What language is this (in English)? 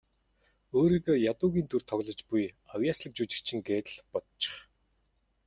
Mongolian